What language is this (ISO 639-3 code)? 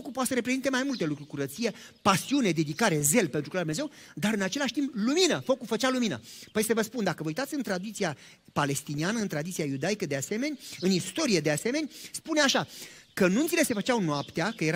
ron